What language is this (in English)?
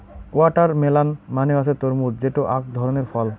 Bangla